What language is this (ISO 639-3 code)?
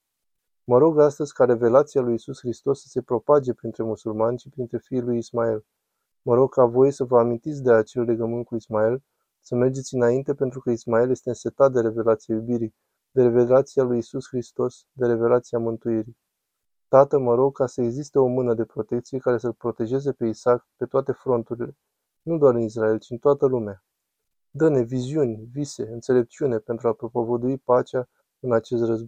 ron